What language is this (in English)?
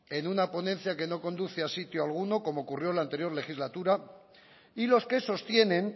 Spanish